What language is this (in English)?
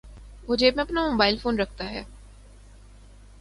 Urdu